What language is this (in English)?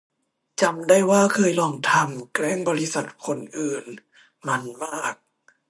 Thai